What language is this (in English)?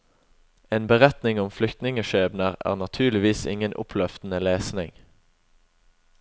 Norwegian